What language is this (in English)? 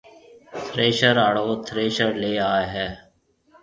Marwari (Pakistan)